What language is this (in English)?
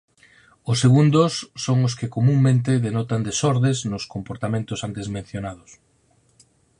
Galician